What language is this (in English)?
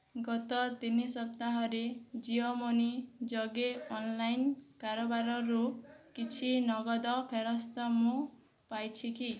Odia